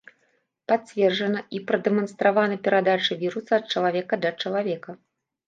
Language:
Belarusian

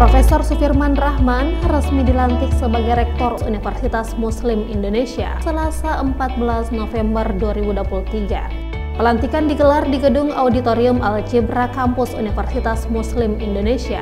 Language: Indonesian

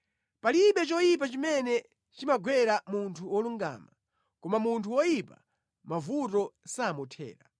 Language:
Nyanja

